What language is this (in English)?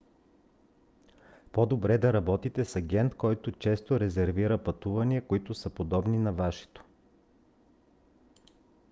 Bulgarian